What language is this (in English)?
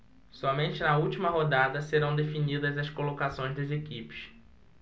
Portuguese